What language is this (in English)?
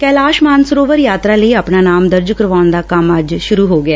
Punjabi